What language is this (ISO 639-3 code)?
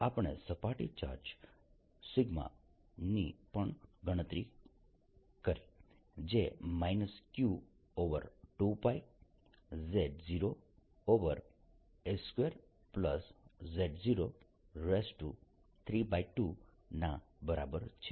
guj